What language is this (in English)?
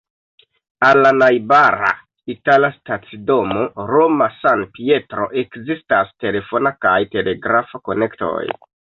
Esperanto